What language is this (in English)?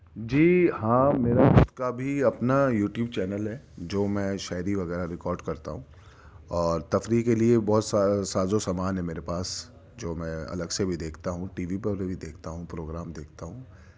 Urdu